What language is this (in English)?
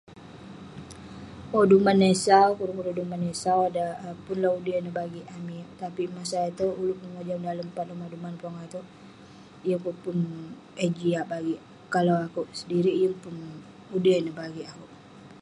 Western Penan